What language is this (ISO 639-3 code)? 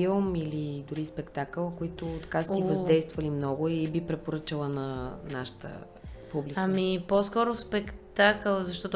bul